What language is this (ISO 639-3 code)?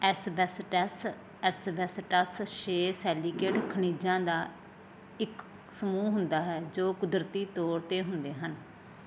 pan